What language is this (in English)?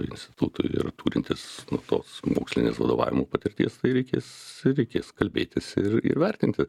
Lithuanian